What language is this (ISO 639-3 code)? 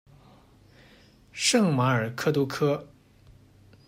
zho